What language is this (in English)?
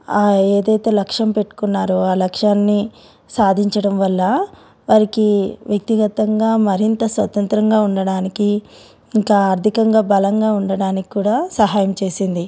Telugu